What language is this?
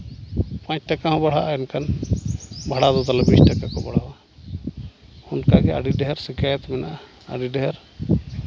Santali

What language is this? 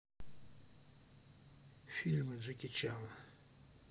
Russian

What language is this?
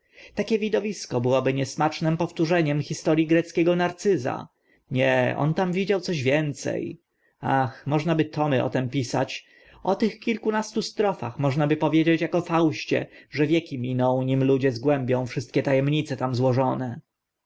Polish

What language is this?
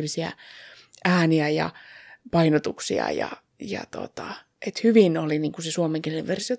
Finnish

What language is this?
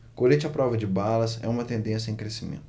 Portuguese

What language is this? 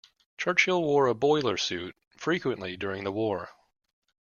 English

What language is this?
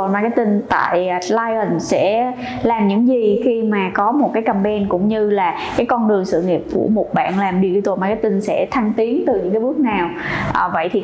Vietnamese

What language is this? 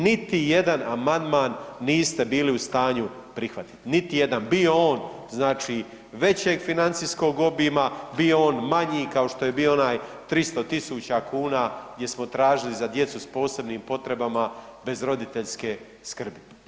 Croatian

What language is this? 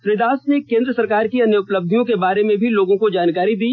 Hindi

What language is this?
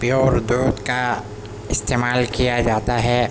Urdu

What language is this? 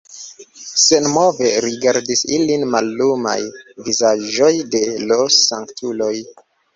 Esperanto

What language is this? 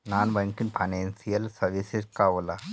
Bhojpuri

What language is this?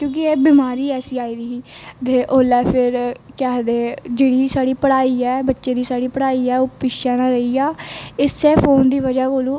Dogri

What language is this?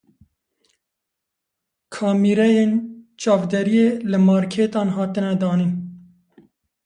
Kurdish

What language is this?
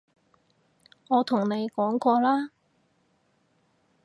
Cantonese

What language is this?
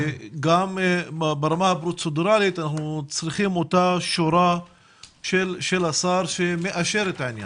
Hebrew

